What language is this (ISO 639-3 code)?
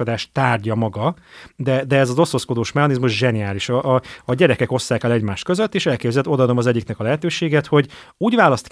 hun